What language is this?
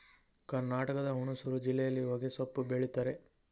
Kannada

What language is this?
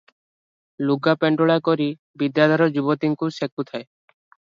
Odia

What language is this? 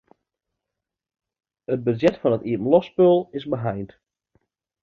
Western Frisian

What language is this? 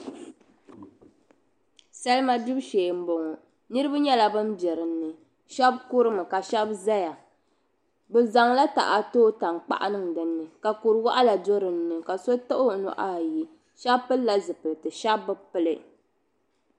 Dagbani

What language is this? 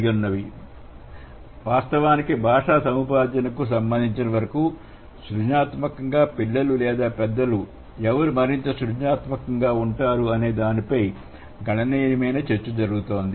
Telugu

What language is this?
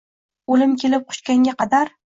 Uzbek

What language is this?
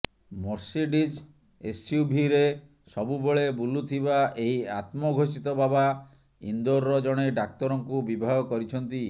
Odia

